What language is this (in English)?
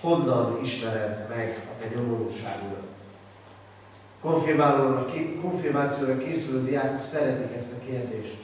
Hungarian